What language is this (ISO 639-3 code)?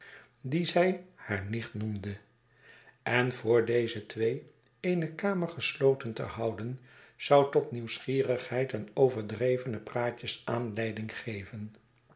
nld